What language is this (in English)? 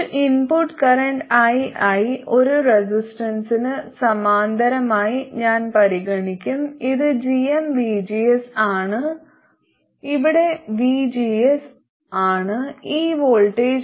Malayalam